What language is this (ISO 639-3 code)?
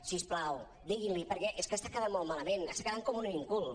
cat